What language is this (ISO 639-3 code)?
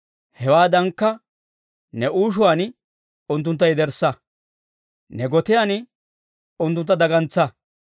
dwr